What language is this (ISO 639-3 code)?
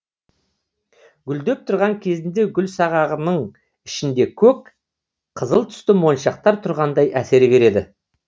kaz